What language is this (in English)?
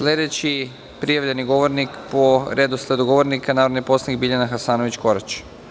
Serbian